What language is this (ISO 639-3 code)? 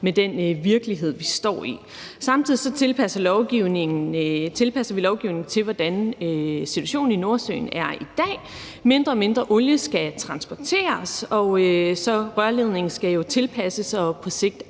dan